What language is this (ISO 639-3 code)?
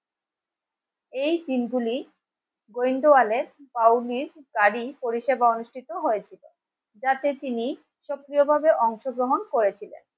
ben